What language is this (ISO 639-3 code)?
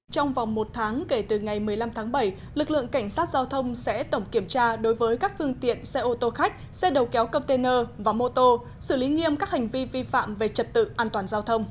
vie